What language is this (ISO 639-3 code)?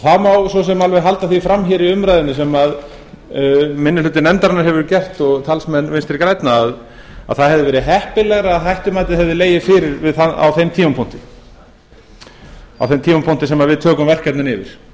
isl